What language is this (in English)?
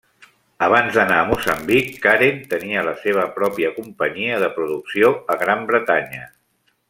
Catalan